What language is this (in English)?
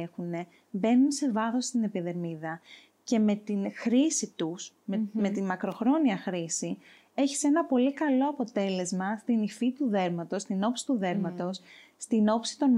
Greek